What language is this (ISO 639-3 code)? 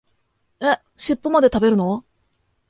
jpn